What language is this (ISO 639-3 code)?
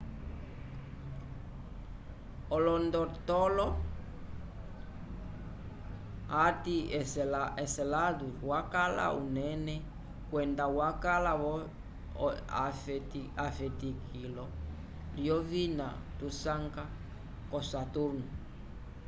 umb